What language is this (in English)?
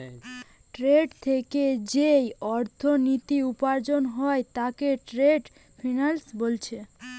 Bangla